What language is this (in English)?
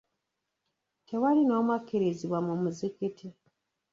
Ganda